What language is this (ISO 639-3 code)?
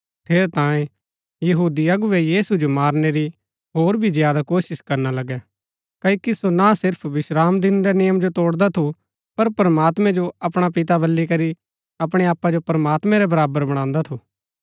gbk